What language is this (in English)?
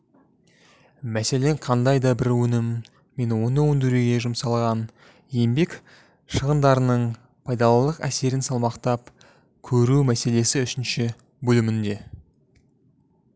Kazakh